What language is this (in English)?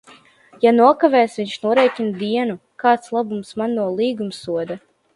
Latvian